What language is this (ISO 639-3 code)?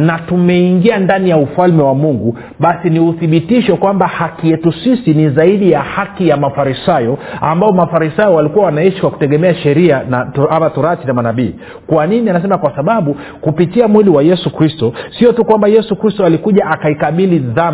swa